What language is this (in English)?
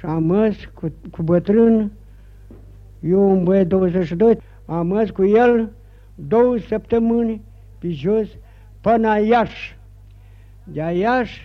Romanian